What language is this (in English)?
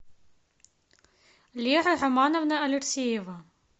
Russian